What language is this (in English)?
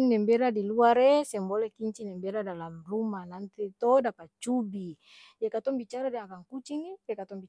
Ambonese Malay